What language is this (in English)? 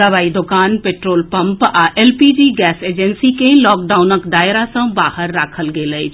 Maithili